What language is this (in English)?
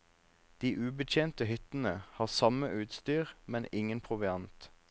Norwegian